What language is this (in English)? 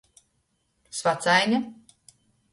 Latgalian